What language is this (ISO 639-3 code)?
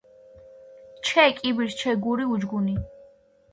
kat